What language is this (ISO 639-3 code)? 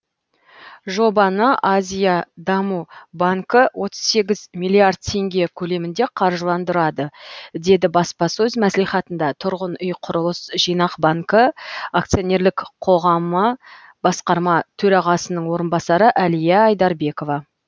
kaz